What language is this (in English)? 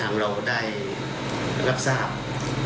Thai